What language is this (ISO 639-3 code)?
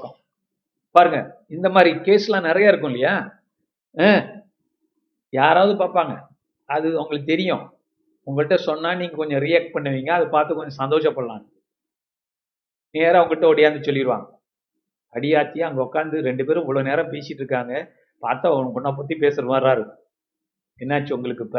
tam